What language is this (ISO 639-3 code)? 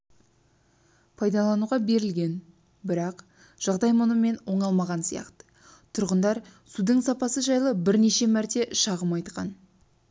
kaz